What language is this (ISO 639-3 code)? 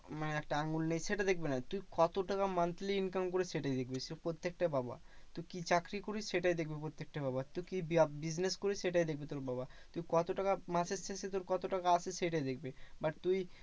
ben